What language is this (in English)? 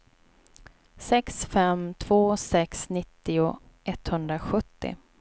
Swedish